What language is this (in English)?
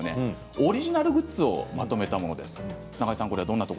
Japanese